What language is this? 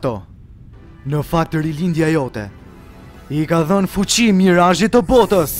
Romanian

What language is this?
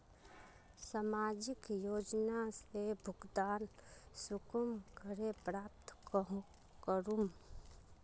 Magahi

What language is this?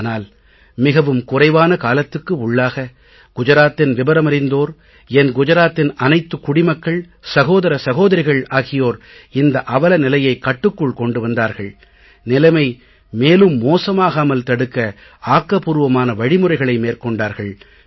Tamil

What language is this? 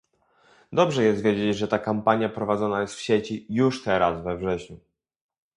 Polish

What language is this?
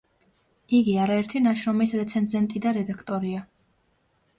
Georgian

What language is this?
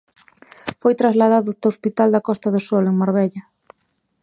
Galician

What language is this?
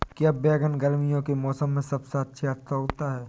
Hindi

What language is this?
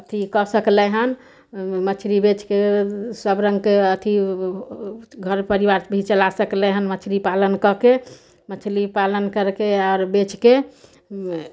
Maithili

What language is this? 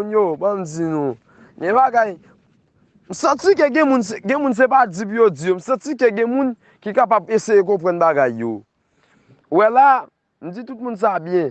French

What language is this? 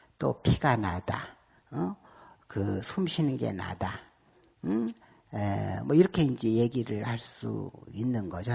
Korean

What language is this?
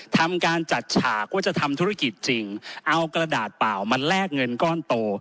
Thai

